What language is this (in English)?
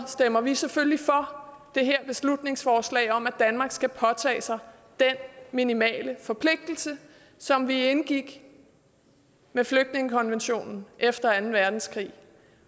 Danish